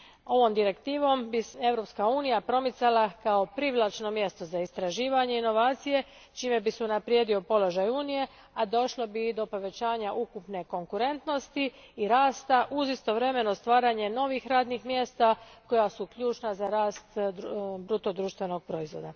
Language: Croatian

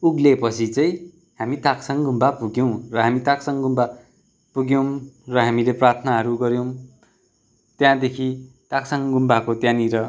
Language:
Nepali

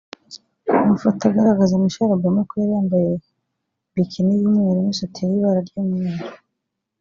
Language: Kinyarwanda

